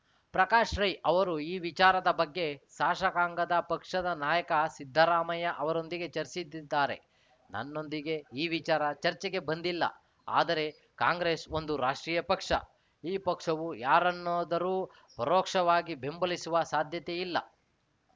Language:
Kannada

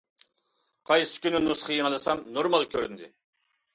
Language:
Uyghur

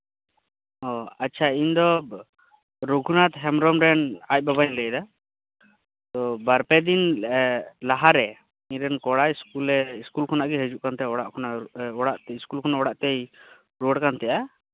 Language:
Santali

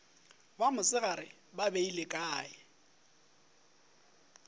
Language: Northern Sotho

